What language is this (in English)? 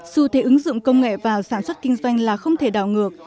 Vietnamese